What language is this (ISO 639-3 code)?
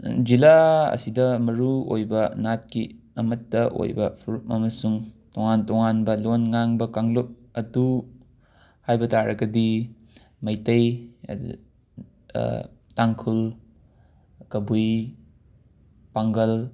mni